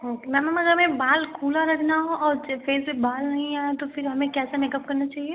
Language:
Hindi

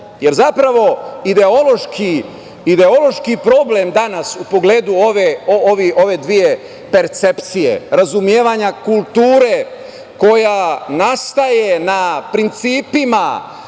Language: Serbian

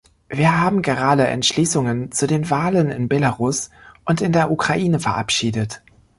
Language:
German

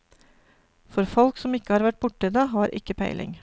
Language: Norwegian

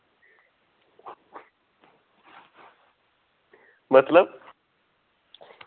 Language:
Dogri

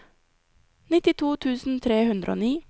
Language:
Norwegian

